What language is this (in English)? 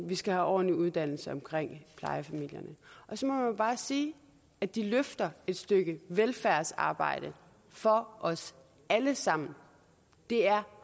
Danish